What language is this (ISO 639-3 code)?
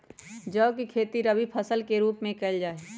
mag